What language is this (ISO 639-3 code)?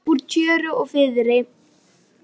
isl